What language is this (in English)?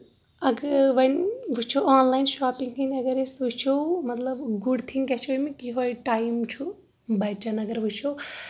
Kashmiri